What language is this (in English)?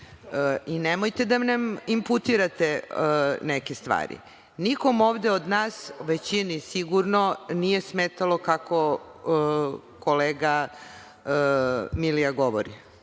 Serbian